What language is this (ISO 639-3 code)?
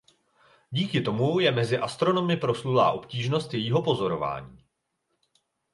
ces